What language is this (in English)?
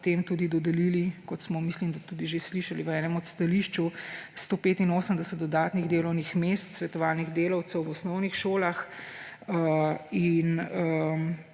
Slovenian